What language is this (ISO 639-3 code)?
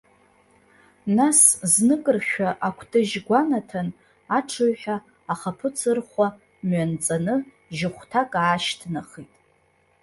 abk